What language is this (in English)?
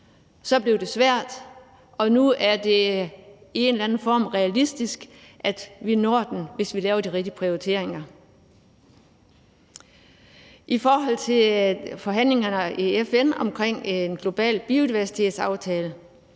Danish